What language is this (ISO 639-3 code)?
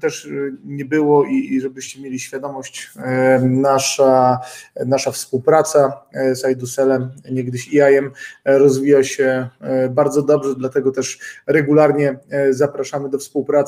pol